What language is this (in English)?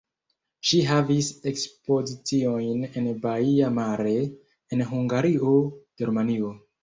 Esperanto